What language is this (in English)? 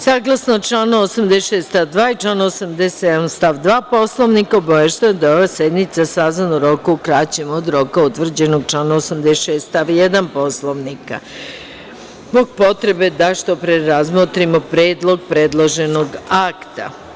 Serbian